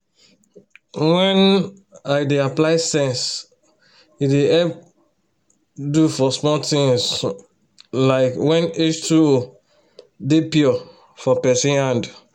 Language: Nigerian Pidgin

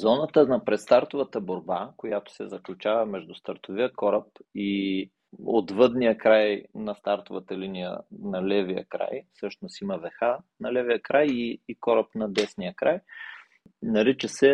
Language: Bulgarian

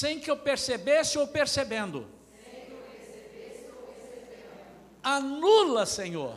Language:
Portuguese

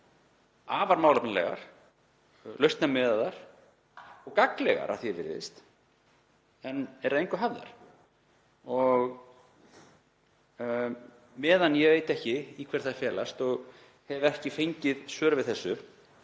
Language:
Icelandic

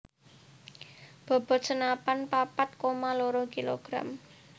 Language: Javanese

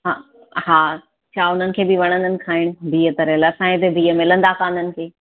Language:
Sindhi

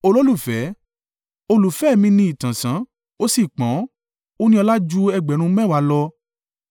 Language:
Yoruba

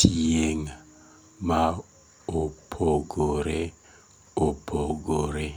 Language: Luo (Kenya and Tanzania)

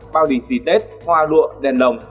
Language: Vietnamese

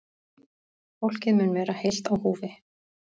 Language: Icelandic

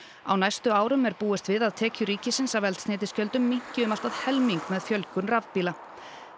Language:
Icelandic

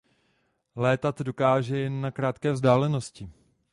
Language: Czech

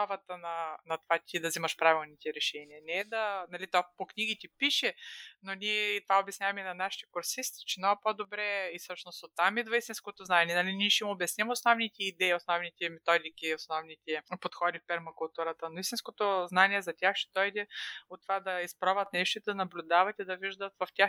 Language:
Bulgarian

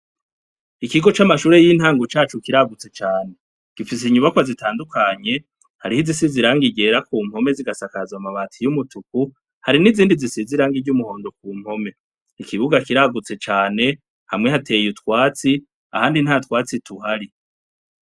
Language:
Rundi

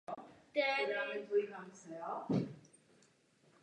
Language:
Czech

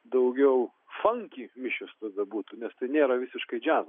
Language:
Lithuanian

